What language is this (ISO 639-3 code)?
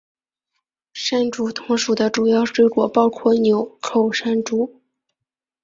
zho